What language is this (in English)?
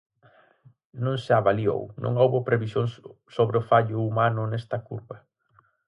Galician